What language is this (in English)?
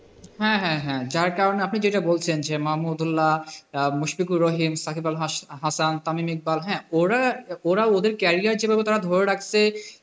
Bangla